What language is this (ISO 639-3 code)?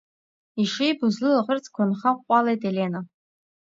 abk